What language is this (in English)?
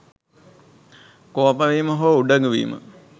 Sinhala